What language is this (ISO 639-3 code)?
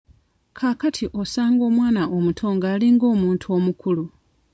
lug